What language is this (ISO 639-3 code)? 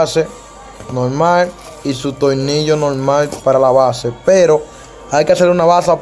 spa